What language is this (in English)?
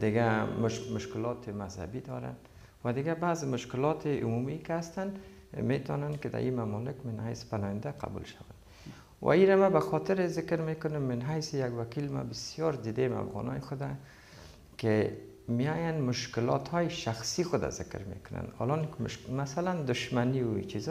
Persian